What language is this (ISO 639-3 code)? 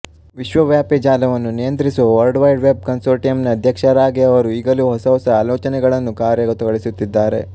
kan